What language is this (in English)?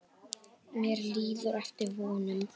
Icelandic